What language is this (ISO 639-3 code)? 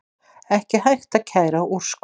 isl